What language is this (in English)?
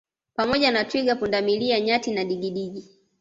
Swahili